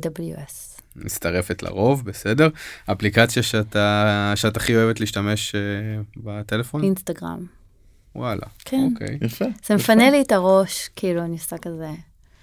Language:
Hebrew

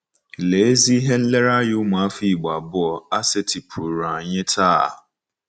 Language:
Igbo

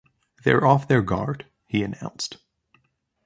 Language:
English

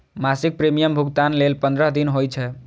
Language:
Maithili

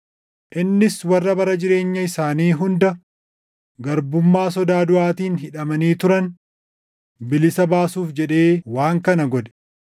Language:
Oromo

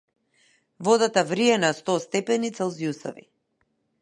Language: Macedonian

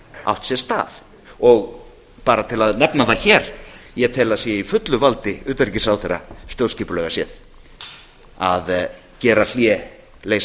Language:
Icelandic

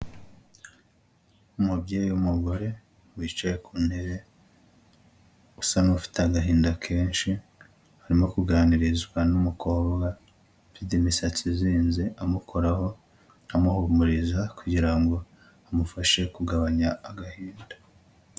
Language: Kinyarwanda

